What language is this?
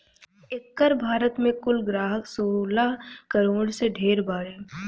Bhojpuri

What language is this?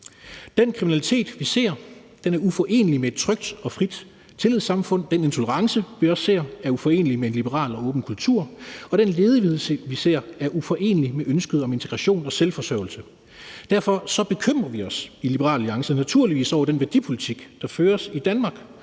Danish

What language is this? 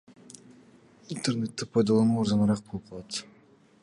Kyrgyz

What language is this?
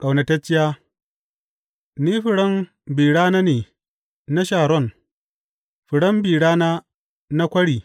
Hausa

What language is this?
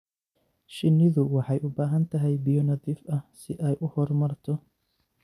Somali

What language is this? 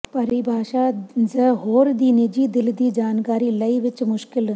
Punjabi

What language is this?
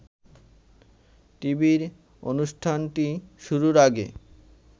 Bangla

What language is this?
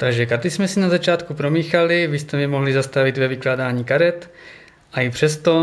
Czech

